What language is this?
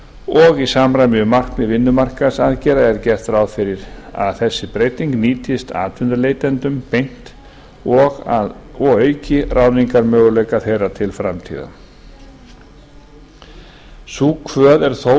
Icelandic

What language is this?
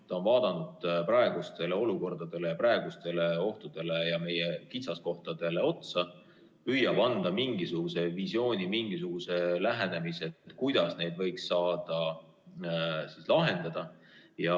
Estonian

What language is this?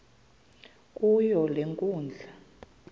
Xhosa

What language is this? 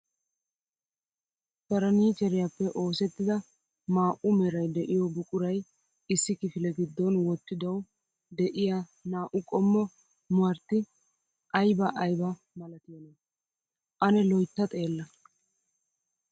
Wolaytta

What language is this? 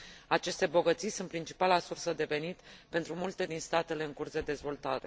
Romanian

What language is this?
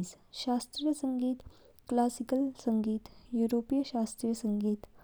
Kinnauri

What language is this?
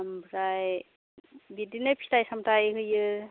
Bodo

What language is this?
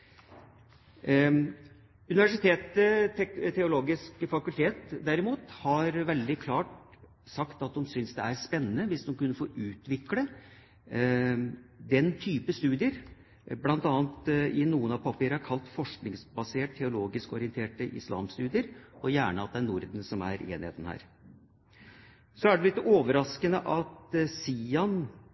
Norwegian Bokmål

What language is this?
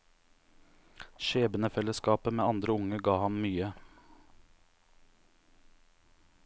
Norwegian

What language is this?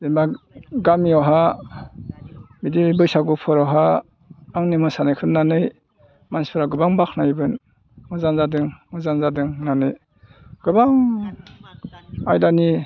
Bodo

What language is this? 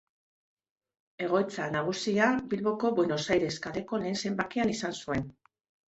Basque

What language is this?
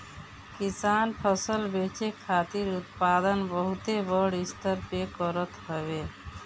Bhojpuri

